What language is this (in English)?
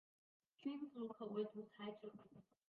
Chinese